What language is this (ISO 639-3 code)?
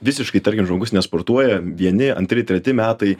lit